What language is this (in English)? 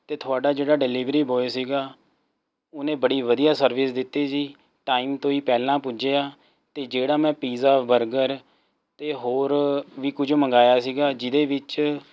Punjabi